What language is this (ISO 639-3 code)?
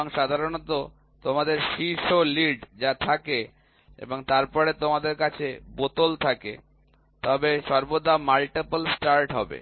ben